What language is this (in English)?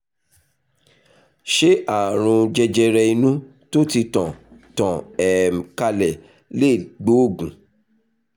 Yoruba